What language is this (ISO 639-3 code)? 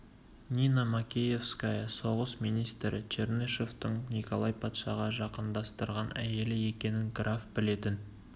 kaz